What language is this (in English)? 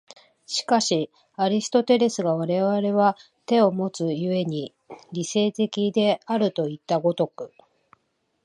Japanese